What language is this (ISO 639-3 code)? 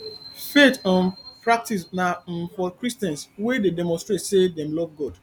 pcm